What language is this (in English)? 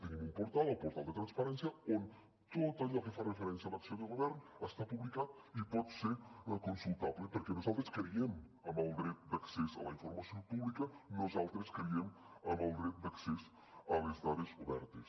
Catalan